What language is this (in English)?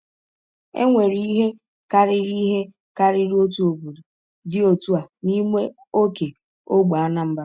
Igbo